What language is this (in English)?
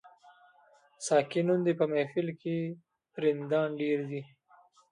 Pashto